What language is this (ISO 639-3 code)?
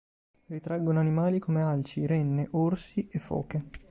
ita